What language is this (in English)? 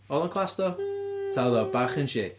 Welsh